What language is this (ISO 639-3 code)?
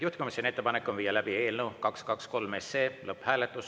est